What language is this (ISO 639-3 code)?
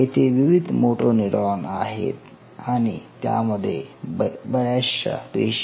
mar